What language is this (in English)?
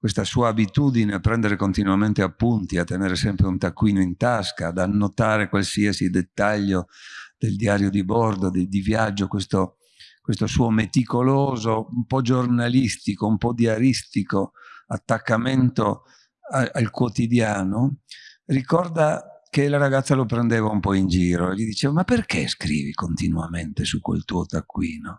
Italian